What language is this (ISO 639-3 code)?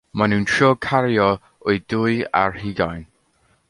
cym